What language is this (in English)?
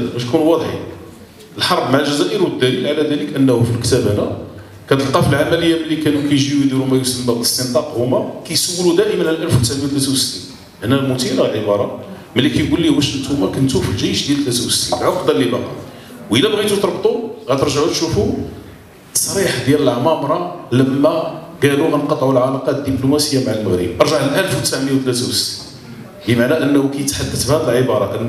Arabic